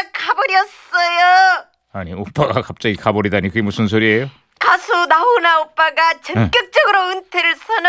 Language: Korean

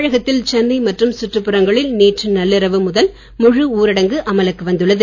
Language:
Tamil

